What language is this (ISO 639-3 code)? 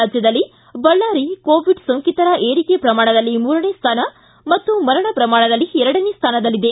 kan